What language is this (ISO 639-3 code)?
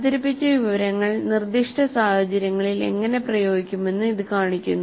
mal